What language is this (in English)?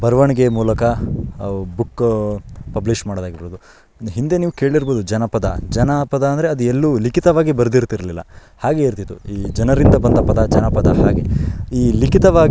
Kannada